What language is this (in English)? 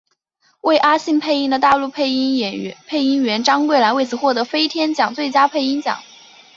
Chinese